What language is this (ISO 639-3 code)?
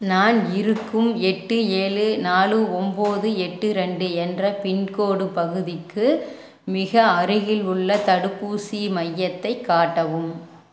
tam